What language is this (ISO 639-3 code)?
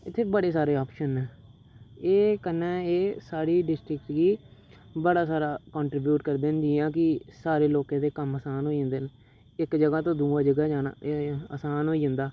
doi